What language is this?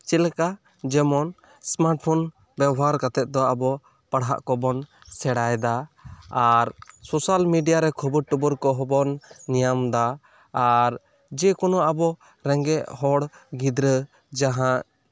Santali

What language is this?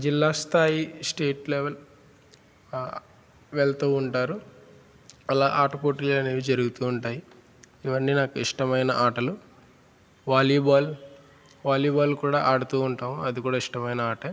Telugu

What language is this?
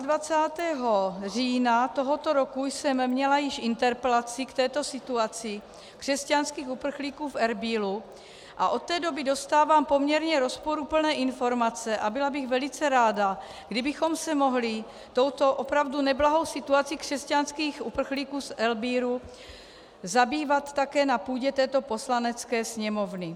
Czech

